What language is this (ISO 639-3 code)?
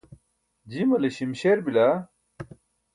bsk